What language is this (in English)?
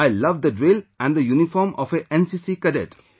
English